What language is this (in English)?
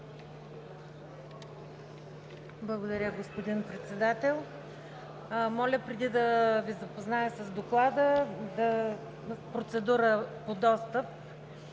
Bulgarian